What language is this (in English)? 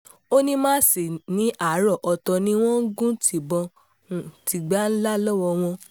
Yoruba